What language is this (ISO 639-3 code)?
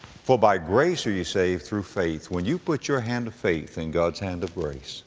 eng